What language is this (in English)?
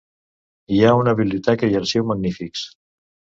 Catalan